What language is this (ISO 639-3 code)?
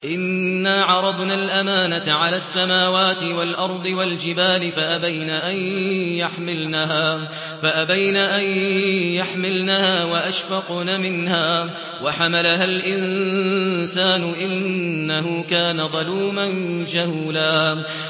ara